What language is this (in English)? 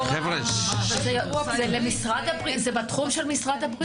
Hebrew